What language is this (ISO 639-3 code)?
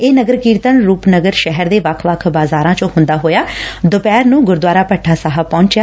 pan